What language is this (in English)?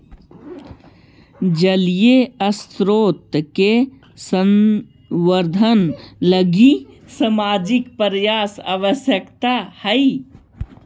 Magahi